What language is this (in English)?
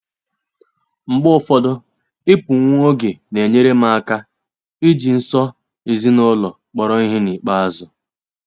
Igbo